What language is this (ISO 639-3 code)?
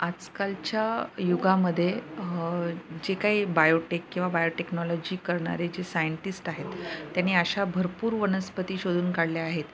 mar